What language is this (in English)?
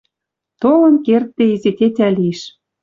Western Mari